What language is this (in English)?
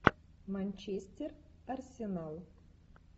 Russian